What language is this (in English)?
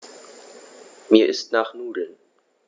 German